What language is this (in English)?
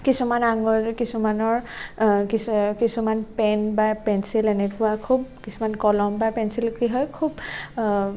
Assamese